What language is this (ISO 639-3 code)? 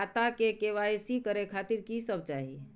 mai